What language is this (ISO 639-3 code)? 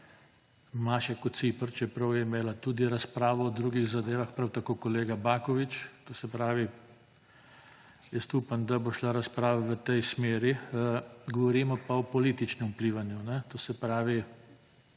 slv